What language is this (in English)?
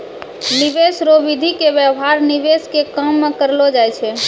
Maithili